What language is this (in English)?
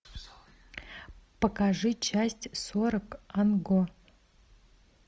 Russian